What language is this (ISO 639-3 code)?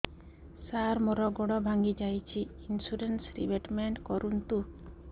ori